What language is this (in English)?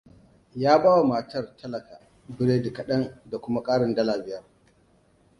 Hausa